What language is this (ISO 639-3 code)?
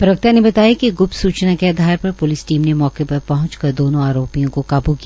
hin